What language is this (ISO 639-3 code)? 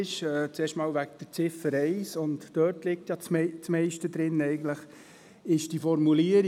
gsw